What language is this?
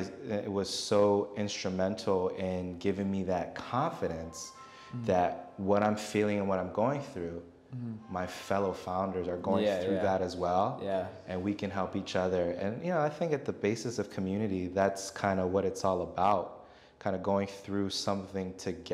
English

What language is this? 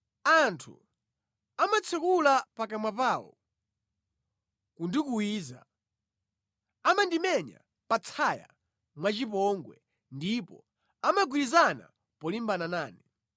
Nyanja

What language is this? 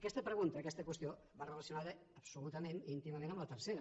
Catalan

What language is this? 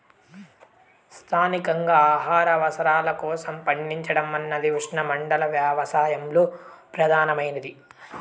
Telugu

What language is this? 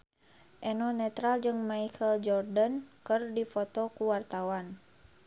Sundanese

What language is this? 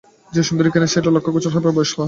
Bangla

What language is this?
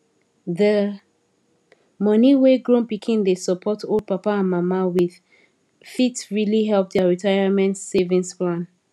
Nigerian Pidgin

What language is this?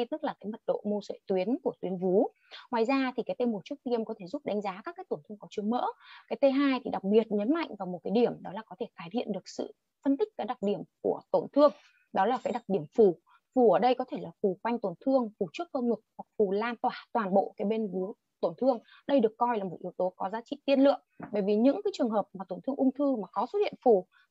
Vietnamese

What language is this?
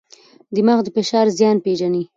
Pashto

